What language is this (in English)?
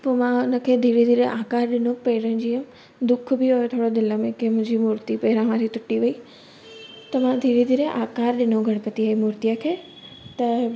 Sindhi